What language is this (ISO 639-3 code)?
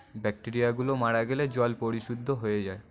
ben